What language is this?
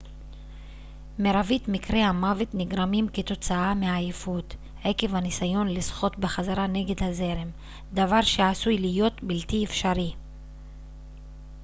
Hebrew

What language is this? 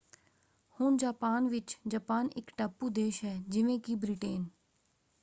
Punjabi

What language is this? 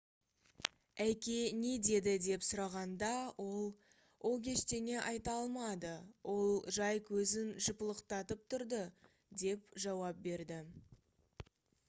Kazakh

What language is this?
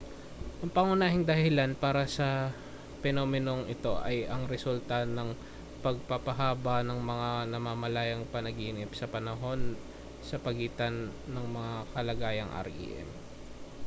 Filipino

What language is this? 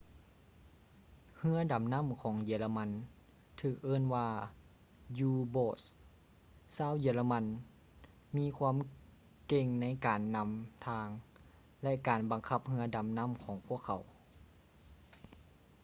Lao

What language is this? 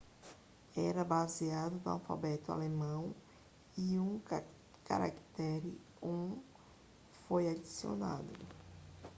Portuguese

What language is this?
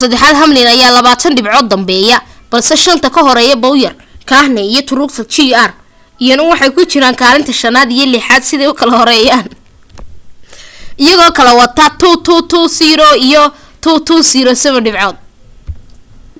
Somali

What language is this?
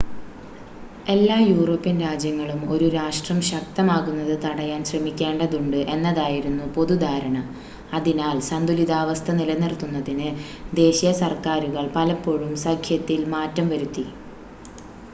Malayalam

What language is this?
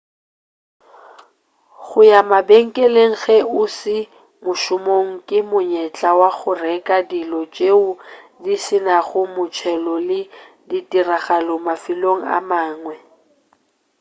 Northern Sotho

